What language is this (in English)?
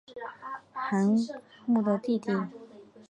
Chinese